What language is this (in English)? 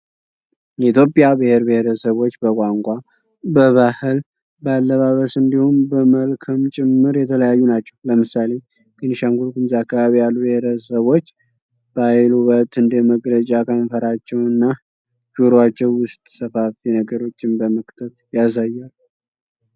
Amharic